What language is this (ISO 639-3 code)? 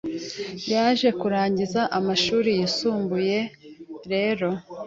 kin